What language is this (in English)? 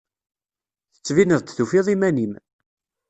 Kabyle